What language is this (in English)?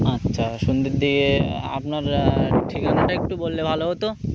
Bangla